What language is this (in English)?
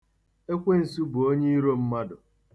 Igbo